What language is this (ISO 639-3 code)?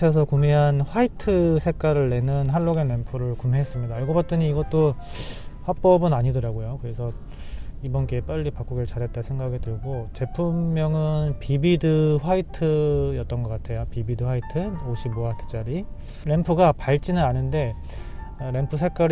kor